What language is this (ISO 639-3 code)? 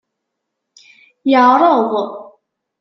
kab